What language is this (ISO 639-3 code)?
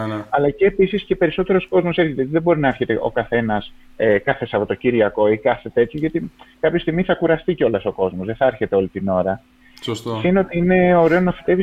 ell